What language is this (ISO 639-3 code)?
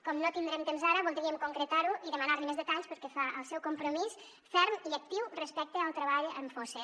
cat